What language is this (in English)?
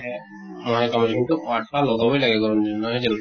Assamese